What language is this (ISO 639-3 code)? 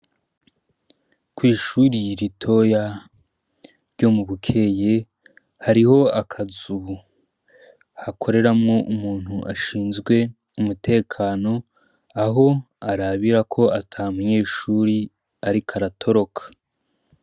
run